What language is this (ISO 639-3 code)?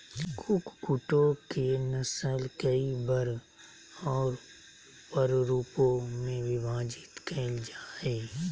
mag